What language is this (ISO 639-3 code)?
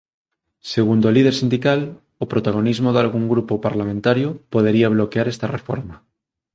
glg